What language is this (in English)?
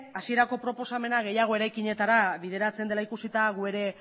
Basque